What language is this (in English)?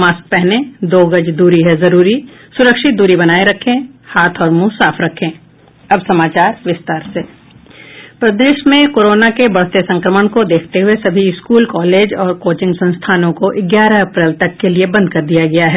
Hindi